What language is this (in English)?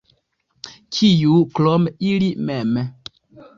Esperanto